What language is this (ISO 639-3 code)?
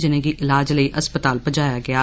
doi